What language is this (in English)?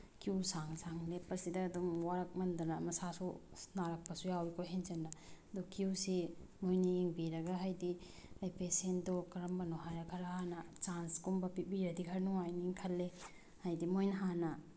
Manipuri